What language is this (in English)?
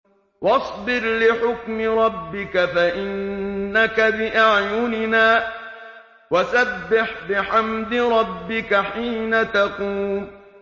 Arabic